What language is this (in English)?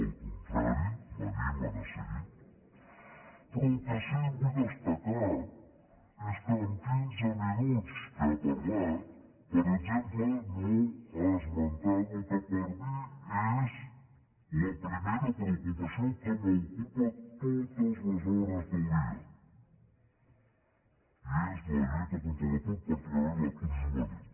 Catalan